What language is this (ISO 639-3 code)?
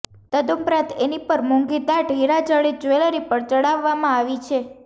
guj